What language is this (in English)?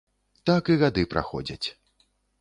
Belarusian